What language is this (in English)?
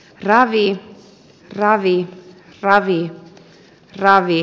Finnish